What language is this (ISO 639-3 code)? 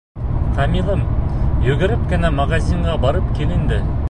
bak